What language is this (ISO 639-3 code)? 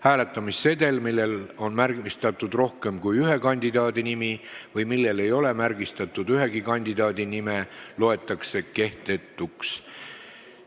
est